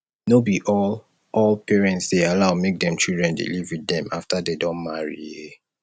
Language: Nigerian Pidgin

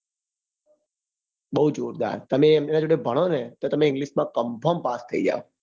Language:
Gujarati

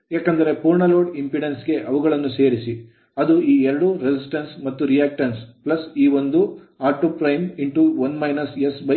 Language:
Kannada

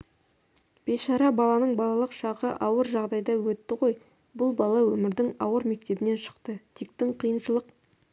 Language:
Kazakh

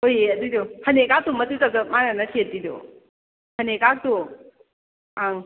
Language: Manipuri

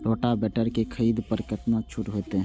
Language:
Maithili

